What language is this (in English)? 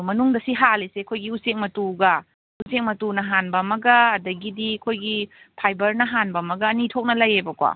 Manipuri